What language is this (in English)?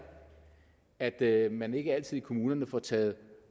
Danish